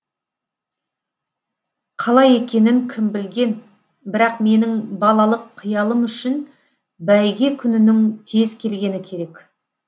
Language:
Kazakh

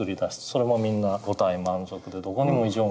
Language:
Japanese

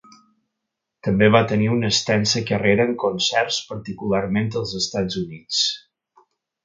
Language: Catalan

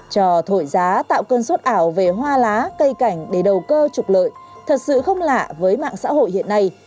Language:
Vietnamese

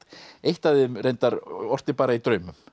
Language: Icelandic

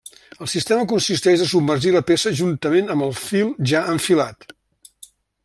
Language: Catalan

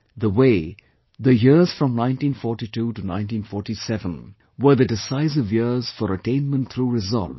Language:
English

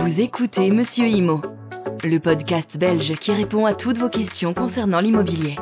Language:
French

